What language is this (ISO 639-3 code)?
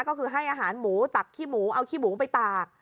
tha